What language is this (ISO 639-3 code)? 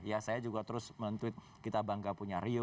ind